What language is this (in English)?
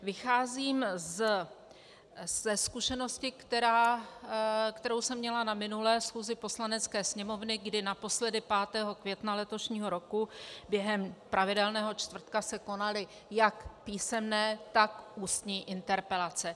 Czech